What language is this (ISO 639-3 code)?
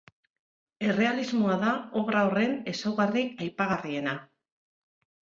eus